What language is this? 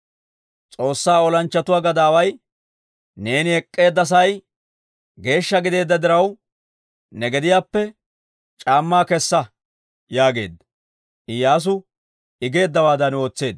Dawro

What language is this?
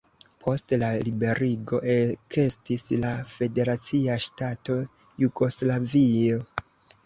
Esperanto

